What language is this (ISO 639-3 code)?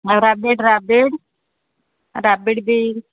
ori